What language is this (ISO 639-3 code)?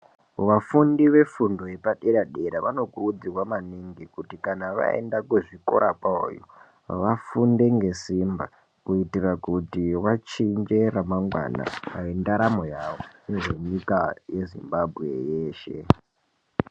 ndc